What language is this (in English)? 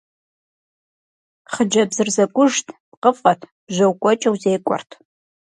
Kabardian